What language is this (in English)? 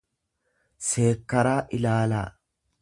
Oromo